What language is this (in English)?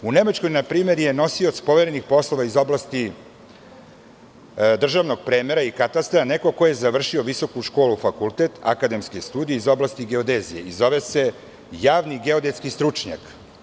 Serbian